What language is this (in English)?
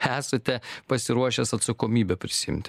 Lithuanian